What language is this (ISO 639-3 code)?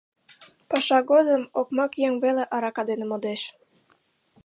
chm